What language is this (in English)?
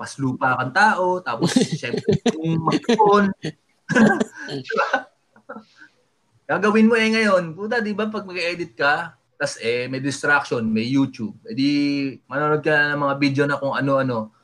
Filipino